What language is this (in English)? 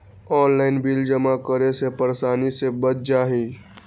Magahi